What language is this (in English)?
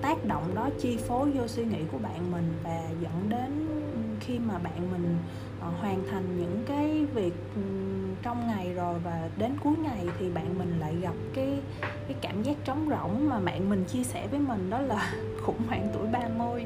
Vietnamese